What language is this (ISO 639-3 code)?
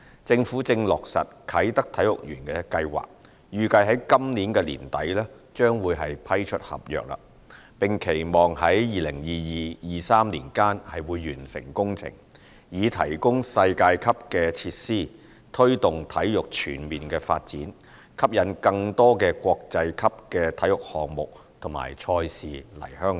yue